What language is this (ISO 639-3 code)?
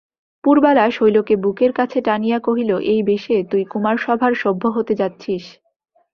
ben